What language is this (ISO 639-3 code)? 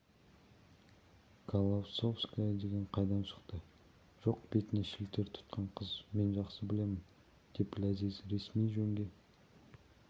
kaz